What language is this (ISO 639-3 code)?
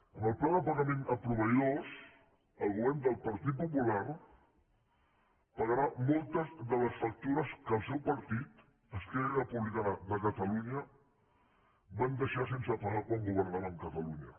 cat